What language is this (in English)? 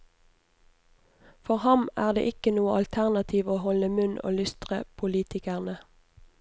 Norwegian